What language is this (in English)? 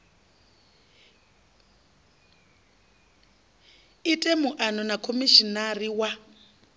Venda